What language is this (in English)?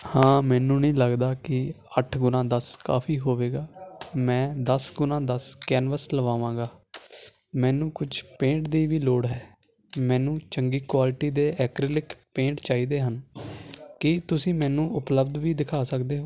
Punjabi